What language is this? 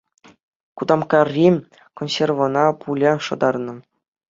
Chuvash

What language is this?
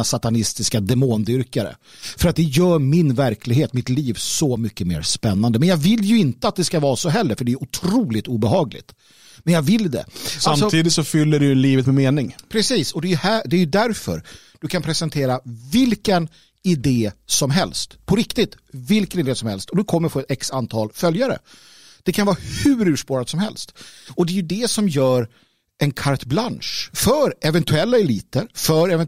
Swedish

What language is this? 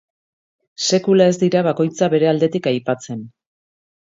Basque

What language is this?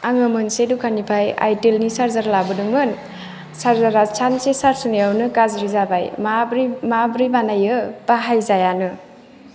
Bodo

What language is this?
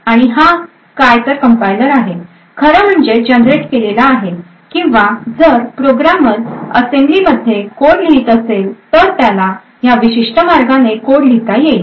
Marathi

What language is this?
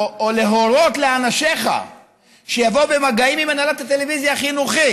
Hebrew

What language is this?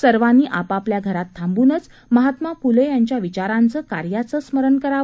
Marathi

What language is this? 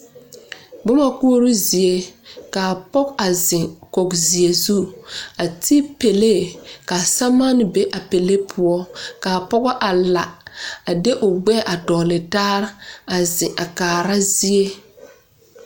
Southern Dagaare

